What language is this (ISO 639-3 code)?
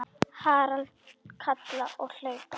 isl